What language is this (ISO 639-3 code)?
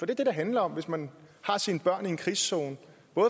dan